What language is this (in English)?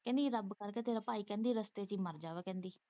Punjabi